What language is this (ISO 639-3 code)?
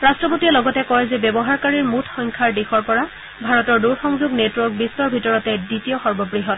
asm